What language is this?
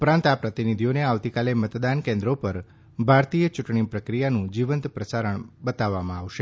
Gujarati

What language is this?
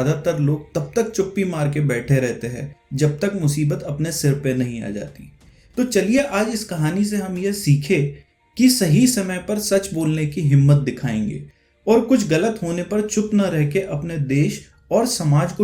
Hindi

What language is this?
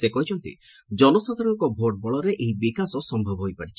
Odia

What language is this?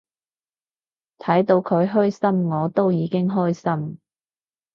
Cantonese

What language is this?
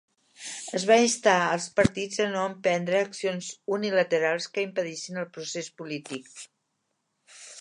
Catalan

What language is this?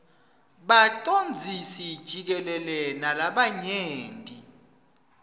Swati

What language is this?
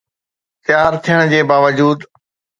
Sindhi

